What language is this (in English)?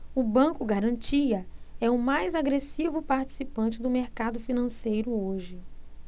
Portuguese